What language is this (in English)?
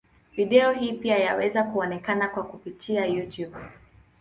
Swahili